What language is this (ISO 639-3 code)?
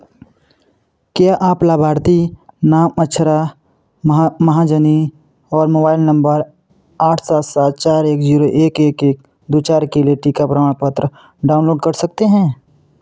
hin